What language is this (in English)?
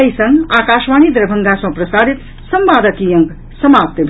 Maithili